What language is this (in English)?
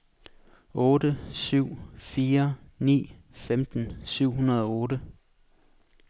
Danish